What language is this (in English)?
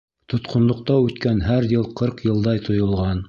Bashkir